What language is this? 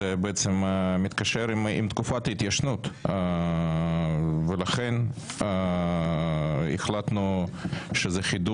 Hebrew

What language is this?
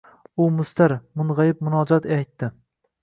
Uzbek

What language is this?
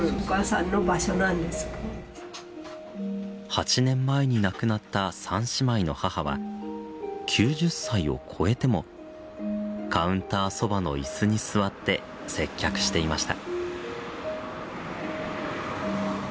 Japanese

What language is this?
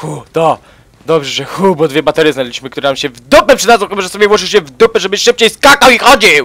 Polish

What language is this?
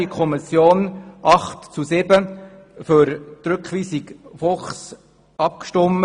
Swiss German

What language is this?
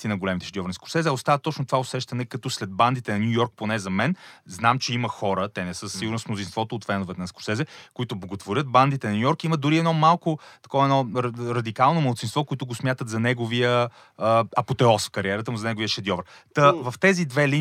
Bulgarian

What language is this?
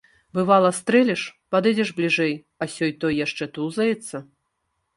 Belarusian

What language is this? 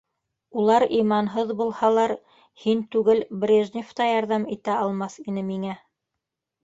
Bashkir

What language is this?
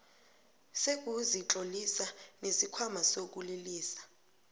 South Ndebele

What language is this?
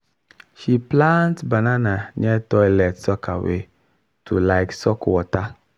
Nigerian Pidgin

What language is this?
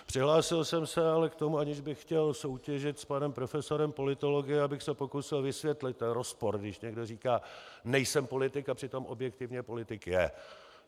Czech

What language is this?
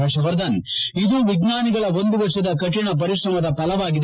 Kannada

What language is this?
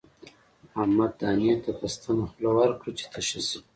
Pashto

